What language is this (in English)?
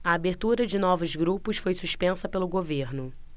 Portuguese